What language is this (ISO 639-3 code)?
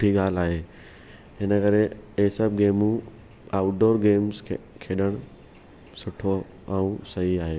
snd